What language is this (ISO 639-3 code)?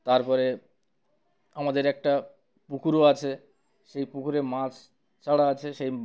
ben